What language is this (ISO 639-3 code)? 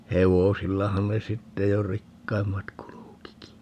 fin